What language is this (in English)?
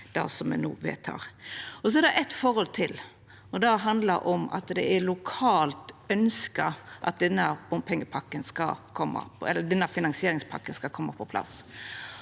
Norwegian